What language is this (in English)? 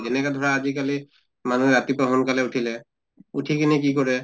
Assamese